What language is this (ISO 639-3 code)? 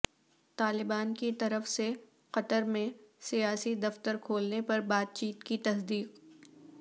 urd